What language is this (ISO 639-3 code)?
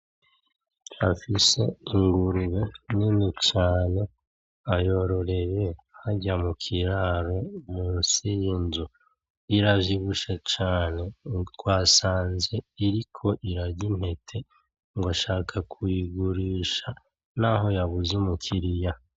run